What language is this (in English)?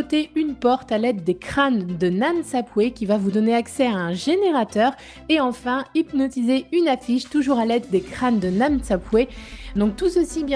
French